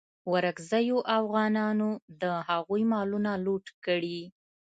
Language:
Pashto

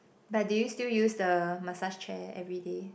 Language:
English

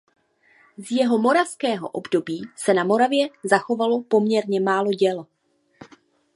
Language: Czech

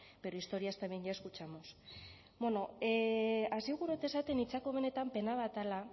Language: Basque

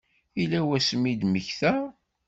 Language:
Kabyle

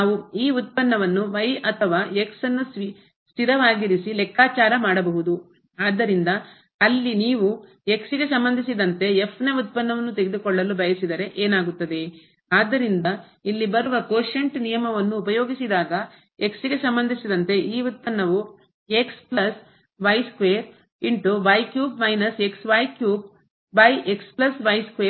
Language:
Kannada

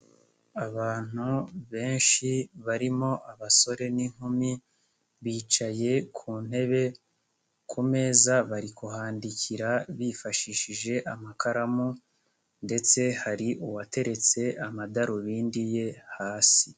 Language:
Kinyarwanda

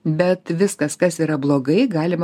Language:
Lithuanian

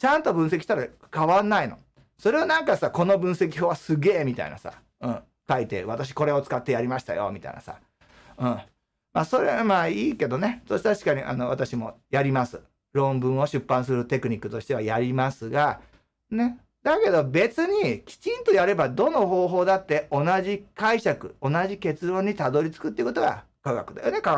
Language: Japanese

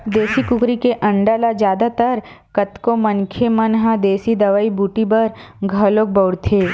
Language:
Chhattisgarhi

